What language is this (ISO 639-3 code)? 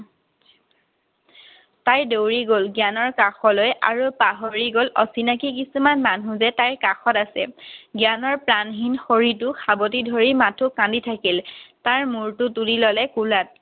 asm